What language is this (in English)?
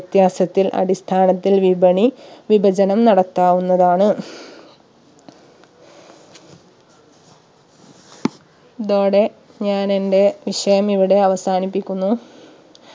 Malayalam